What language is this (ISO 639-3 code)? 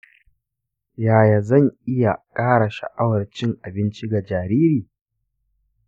hau